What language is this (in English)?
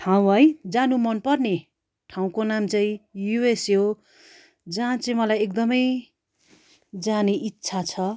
Nepali